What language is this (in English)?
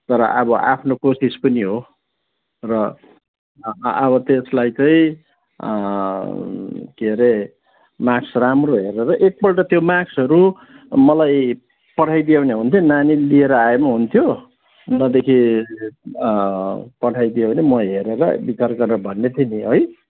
Nepali